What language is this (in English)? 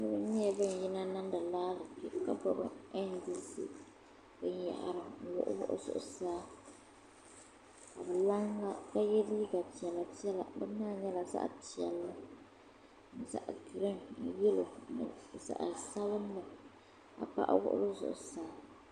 Dagbani